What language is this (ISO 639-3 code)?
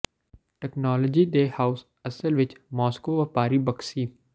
pan